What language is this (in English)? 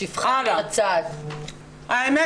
Hebrew